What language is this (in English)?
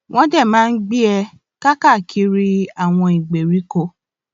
Yoruba